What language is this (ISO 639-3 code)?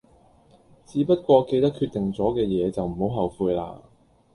yue